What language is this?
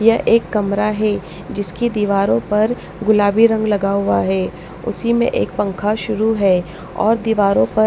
Hindi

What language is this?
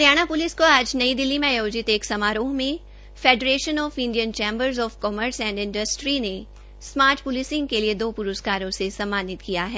Hindi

